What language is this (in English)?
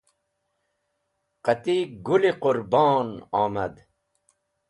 Wakhi